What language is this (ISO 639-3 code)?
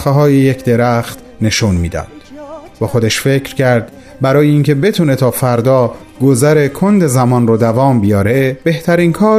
fas